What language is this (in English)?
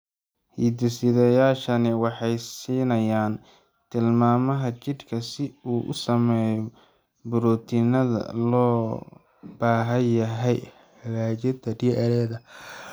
Somali